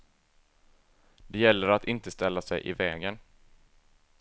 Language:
Swedish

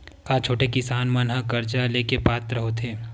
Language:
Chhattisgarhi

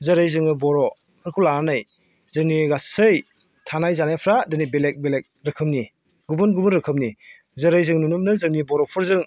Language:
Bodo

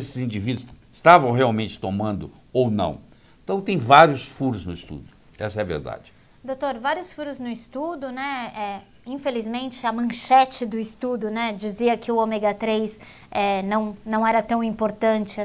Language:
Portuguese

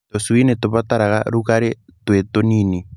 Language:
Kikuyu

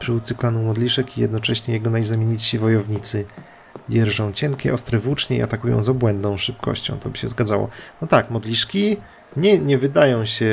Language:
Polish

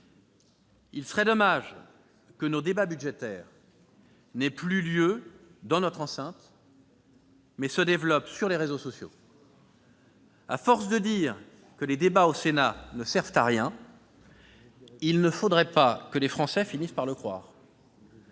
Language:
French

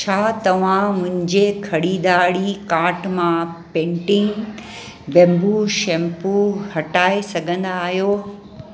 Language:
Sindhi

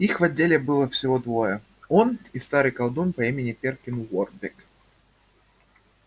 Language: Russian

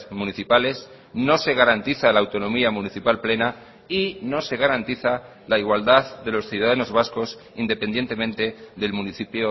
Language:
Spanish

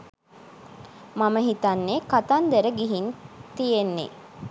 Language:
Sinhala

